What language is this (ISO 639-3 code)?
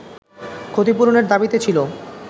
ben